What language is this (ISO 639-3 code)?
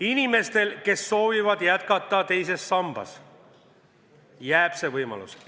est